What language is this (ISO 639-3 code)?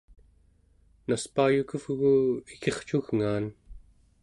esu